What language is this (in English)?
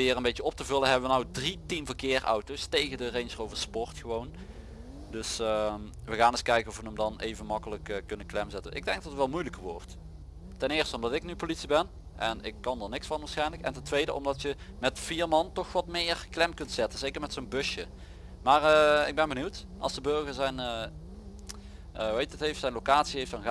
Dutch